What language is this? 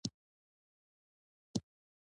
Pashto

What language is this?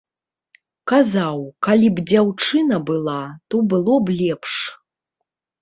Belarusian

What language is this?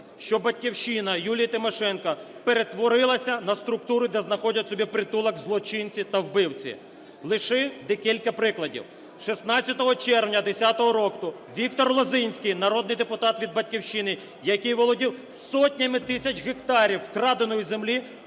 Ukrainian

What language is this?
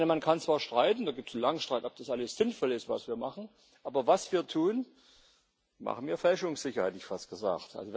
German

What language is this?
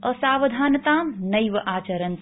Sanskrit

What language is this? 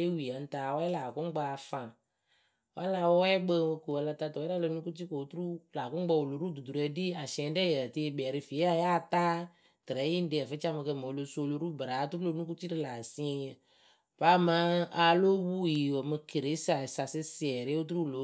Akebu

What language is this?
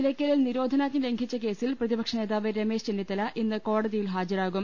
Malayalam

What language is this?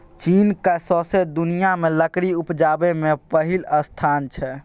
Maithili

